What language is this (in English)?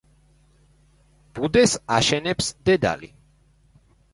Georgian